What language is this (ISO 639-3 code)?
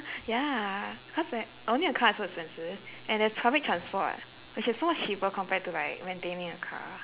eng